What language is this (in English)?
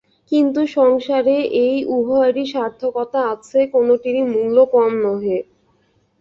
Bangla